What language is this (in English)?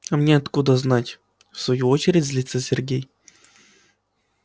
Russian